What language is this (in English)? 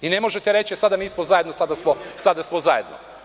Serbian